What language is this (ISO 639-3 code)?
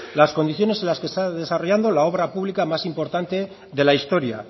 spa